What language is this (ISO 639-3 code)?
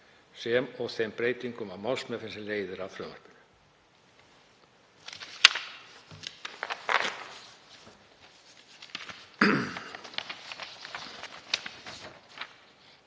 isl